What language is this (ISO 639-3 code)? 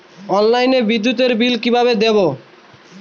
ben